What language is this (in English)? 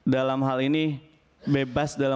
Indonesian